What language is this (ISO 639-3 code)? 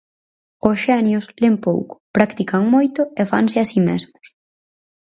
glg